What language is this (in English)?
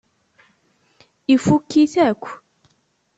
Kabyle